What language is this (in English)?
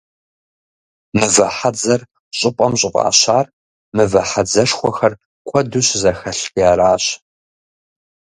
Kabardian